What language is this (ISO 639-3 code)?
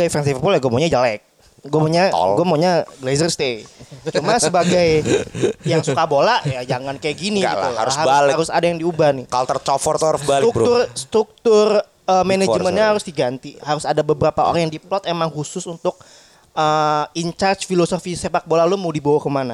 ind